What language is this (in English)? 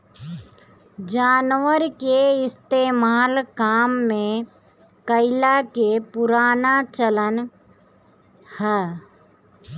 Bhojpuri